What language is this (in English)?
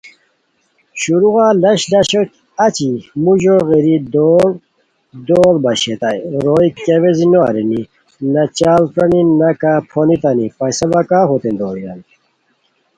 Khowar